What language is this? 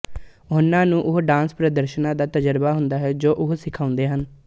Punjabi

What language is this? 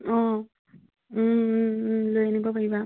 Assamese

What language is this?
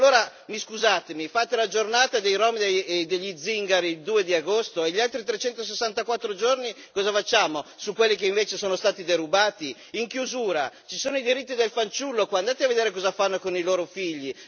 Italian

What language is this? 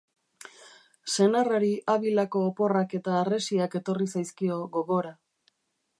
Basque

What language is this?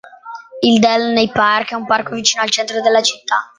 Italian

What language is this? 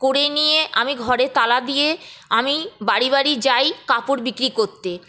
Bangla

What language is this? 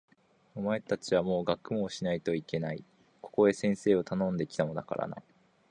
Japanese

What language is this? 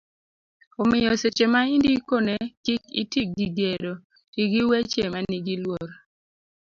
Luo (Kenya and Tanzania)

